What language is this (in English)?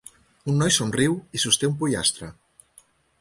Catalan